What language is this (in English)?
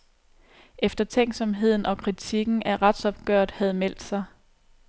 Danish